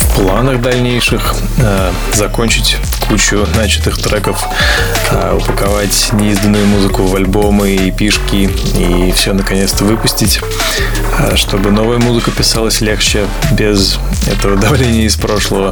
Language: Russian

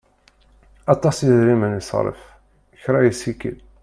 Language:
Kabyle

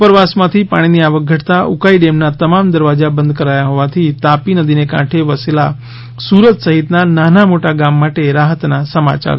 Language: Gujarati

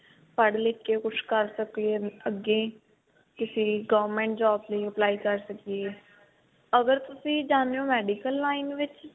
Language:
Punjabi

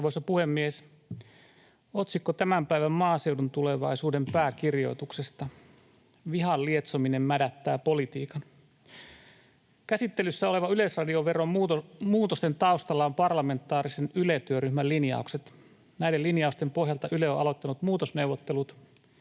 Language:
Finnish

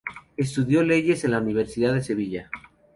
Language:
Spanish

